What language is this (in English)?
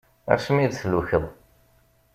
Kabyle